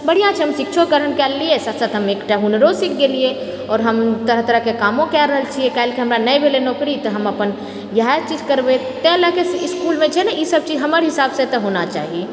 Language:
Maithili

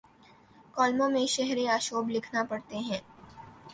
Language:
Urdu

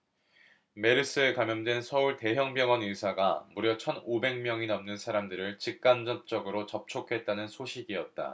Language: Korean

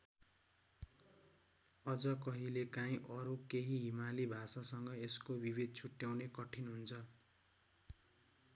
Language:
Nepali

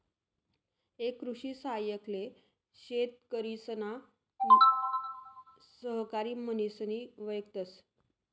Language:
Marathi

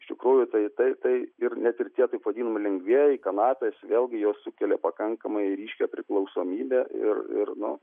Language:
Lithuanian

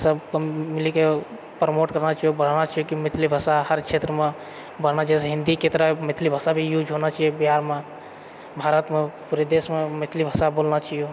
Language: Maithili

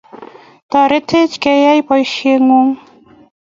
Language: Kalenjin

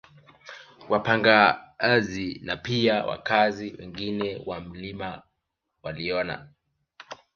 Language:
Swahili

